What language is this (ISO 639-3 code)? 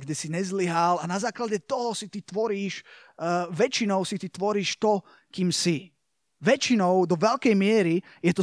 slk